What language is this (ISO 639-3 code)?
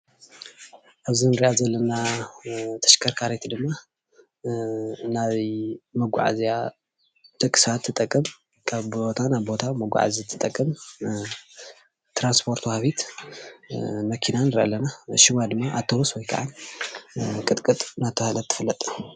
tir